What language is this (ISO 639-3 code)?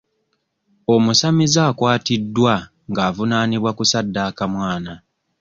lug